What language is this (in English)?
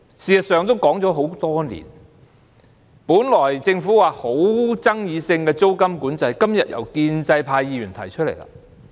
Cantonese